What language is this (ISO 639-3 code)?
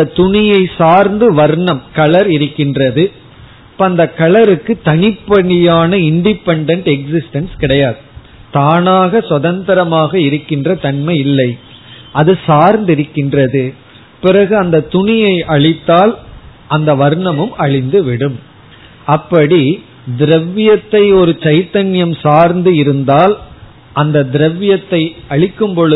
tam